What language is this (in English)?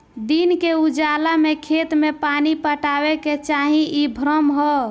Bhojpuri